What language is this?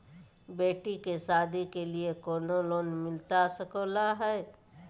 Magahi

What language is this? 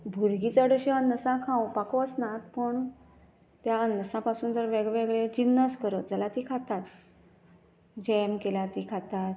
Konkani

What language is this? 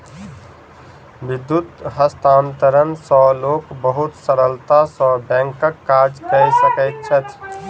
Maithili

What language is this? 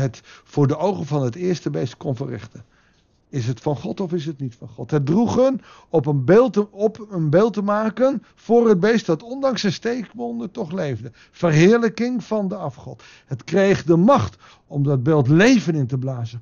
Dutch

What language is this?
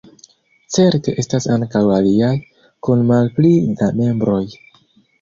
Esperanto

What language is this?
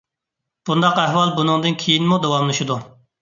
Uyghur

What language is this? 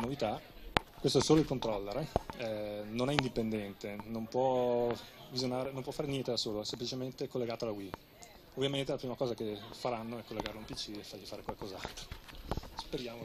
Italian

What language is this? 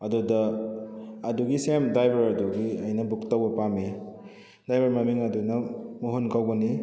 Manipuri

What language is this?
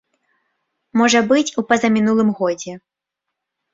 Belarusian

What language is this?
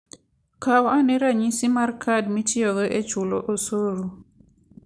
Luo (Kenya and Tanzania)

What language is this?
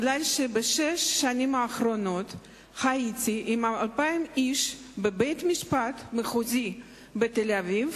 Hebrew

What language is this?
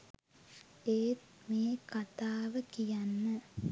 Sinhala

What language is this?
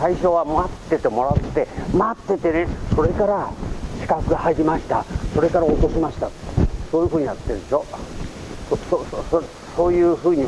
Japanese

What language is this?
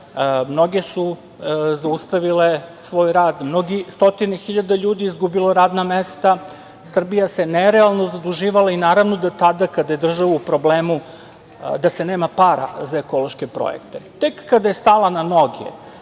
Serbian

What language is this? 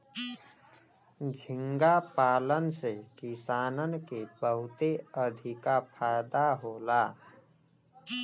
Bhojpuri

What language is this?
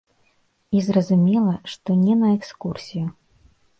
Belarusian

